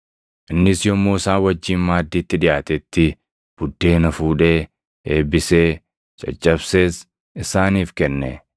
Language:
Oromo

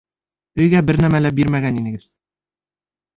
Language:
Bashkir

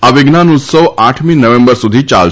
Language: Gujarati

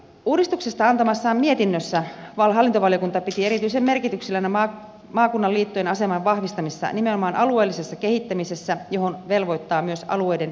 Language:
Finnish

